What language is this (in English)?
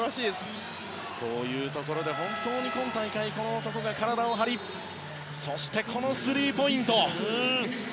Japanese